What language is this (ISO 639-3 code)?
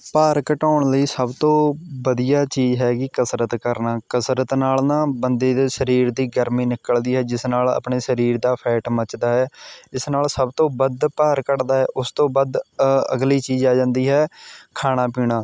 pan